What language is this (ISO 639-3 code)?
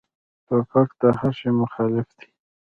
pus